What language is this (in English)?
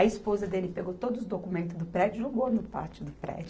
Portuguese